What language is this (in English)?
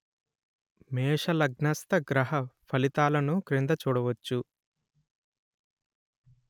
Telugu